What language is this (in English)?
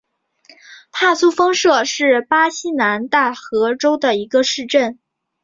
Chinese